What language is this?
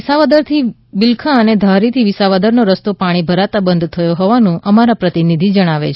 Gujarati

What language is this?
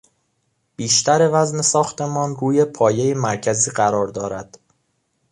Persian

